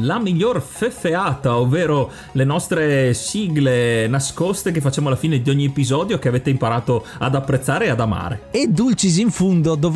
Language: Italian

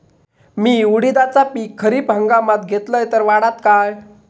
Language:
Marathi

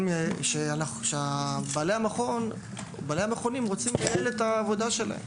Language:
Hebrew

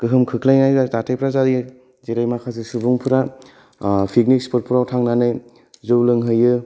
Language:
Bodo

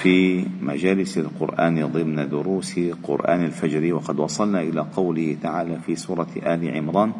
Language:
Arabic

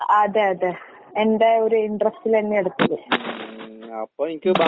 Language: Malayalam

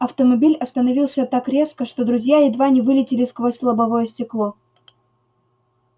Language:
Russian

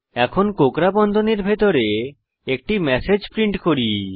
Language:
Bangla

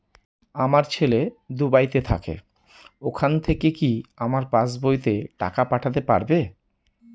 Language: Bangla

